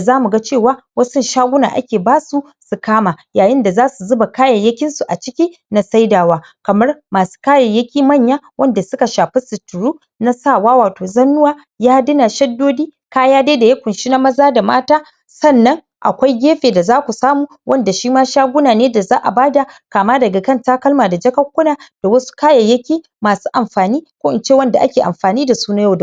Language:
Hausa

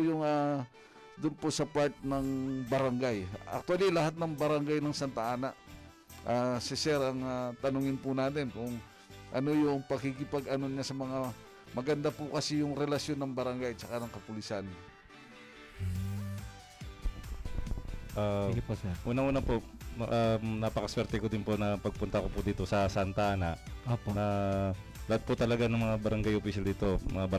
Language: Filipino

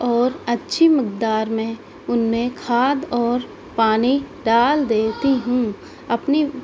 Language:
Urdu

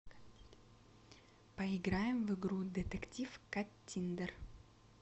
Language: Russian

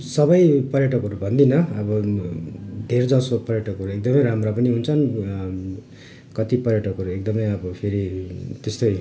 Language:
Nepali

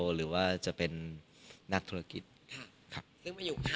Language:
Thai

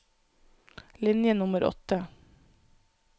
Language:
Norwegian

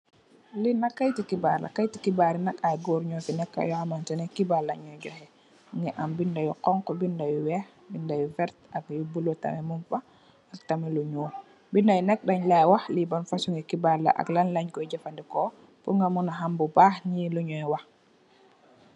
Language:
Wolof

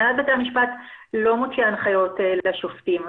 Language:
Hebrew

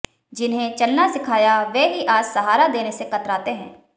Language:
Hindi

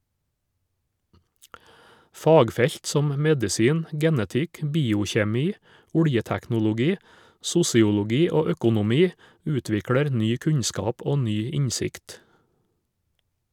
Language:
Norwegian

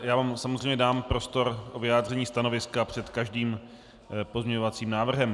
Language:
Czech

